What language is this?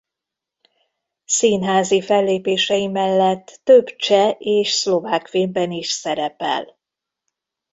Hungarian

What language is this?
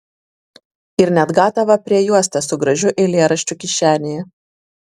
Lithuanian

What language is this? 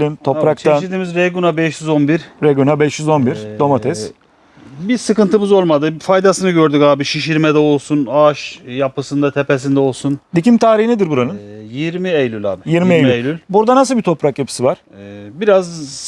Turkish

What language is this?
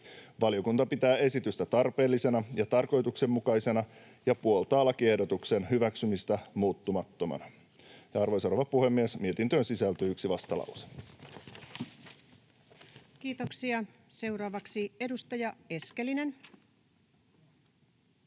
Finnish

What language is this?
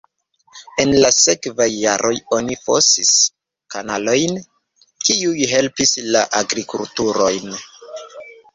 Esperanto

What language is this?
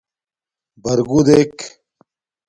Domaaki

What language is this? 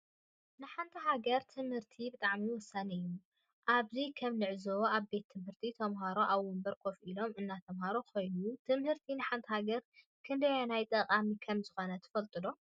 Tigrinya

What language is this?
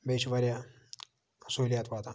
Kashmiri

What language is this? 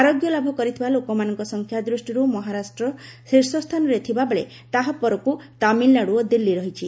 Odia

